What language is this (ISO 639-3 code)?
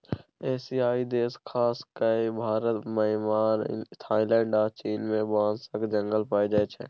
mai